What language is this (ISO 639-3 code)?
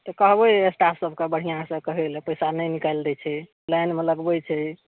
mai